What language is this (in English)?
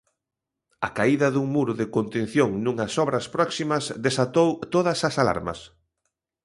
Galician